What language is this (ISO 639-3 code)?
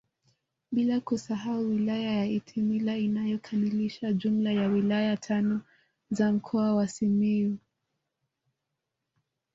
swa